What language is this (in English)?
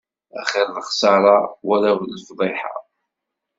Kabyle